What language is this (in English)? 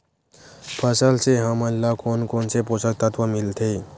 Chhattisgarhi